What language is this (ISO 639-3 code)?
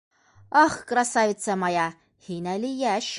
bak